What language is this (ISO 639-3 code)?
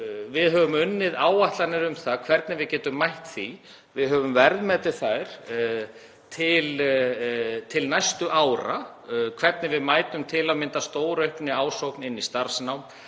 isl